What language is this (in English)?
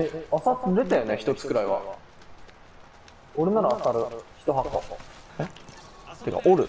Japanese